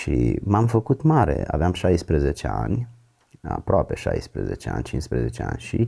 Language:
Romanian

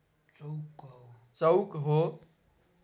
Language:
Nepali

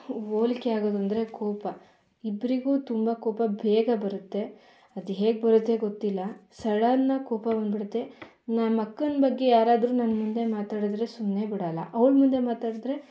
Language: Kannada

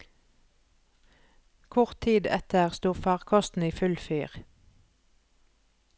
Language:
Norwegian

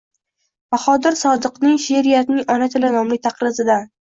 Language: Uzbek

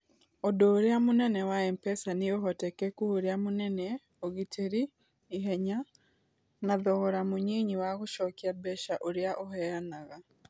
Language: Kikuyu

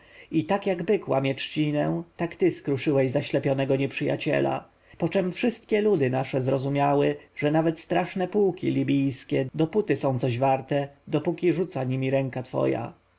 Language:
Polish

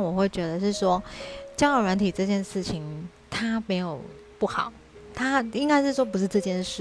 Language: Chinese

